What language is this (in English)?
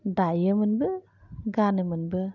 Bodo